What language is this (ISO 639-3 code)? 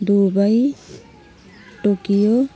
nep